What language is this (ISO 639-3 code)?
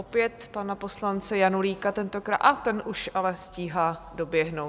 ces